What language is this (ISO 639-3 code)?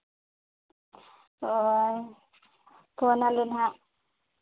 sat